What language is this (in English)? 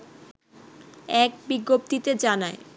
Bangla